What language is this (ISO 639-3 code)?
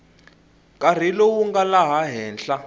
tso